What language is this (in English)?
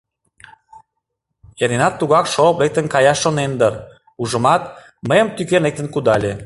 Mari